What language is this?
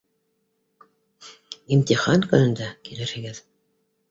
Bashkir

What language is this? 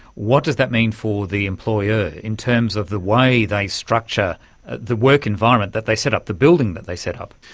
English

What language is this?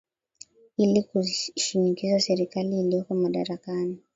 Swahili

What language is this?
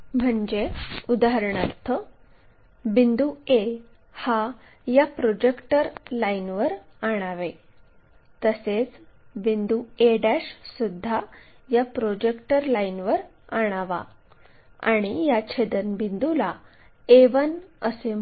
Marathi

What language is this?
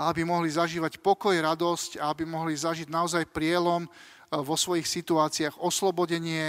Slovak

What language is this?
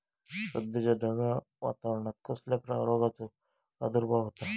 Marathi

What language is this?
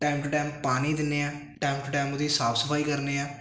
Punjabi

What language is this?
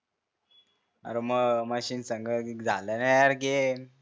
Marathi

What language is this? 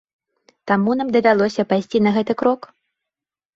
Belarusian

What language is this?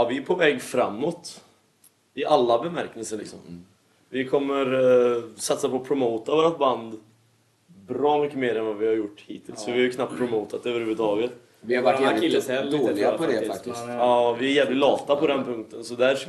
Swedish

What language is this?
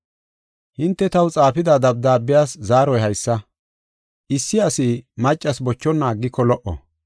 Gofa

